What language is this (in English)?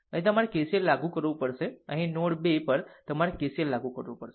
Gujarati